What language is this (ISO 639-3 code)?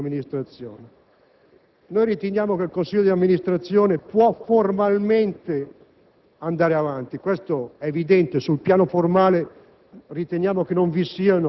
ita